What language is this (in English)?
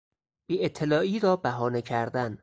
Persian